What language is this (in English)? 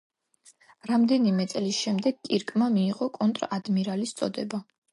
Georgian